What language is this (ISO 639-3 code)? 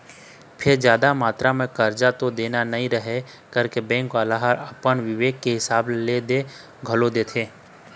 hne